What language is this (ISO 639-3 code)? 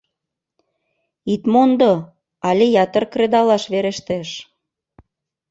chm